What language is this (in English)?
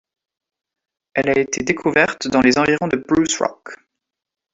French